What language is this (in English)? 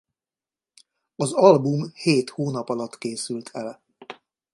Hungarian